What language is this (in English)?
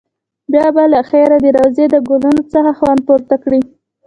Pashto